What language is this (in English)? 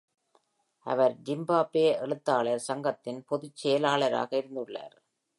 Tamil